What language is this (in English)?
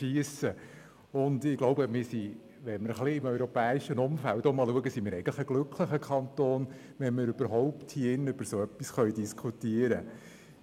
Swiss German